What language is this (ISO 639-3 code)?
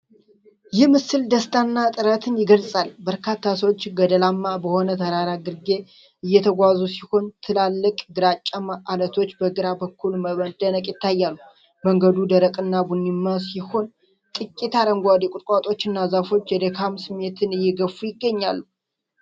amh